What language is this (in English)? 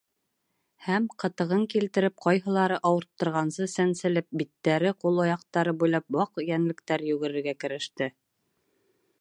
Bashkir